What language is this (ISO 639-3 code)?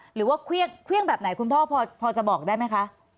tha